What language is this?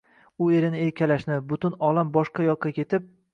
Uzbek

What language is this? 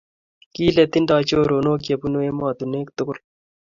Kalenjin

